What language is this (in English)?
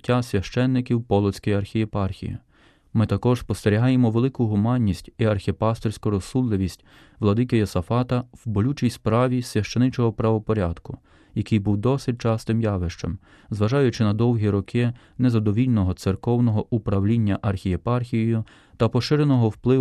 Ukrainian